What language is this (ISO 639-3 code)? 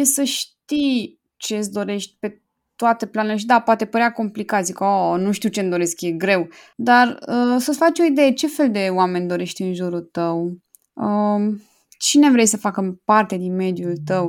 ron